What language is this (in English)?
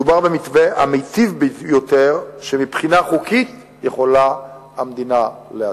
Hebrew